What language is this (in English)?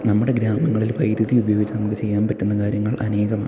Malayalam